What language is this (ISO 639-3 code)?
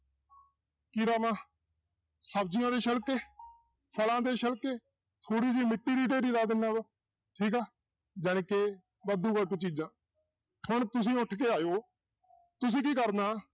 pan